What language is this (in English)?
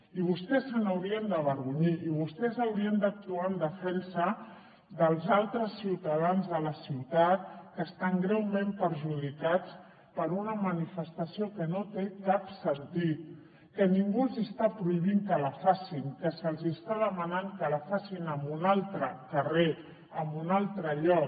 Catalan